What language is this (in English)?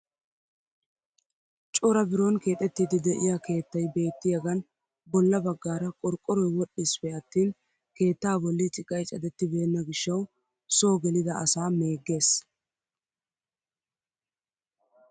Wolaytta